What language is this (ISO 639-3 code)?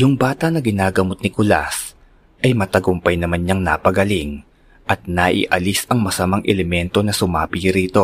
fil